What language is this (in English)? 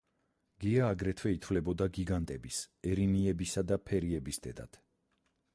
Georgian